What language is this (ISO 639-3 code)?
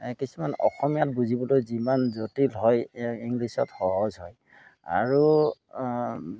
asm